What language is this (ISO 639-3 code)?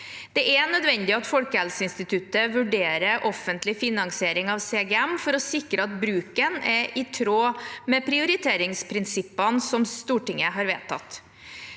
nor